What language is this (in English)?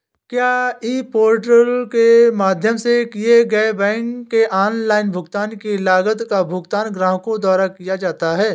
Hindi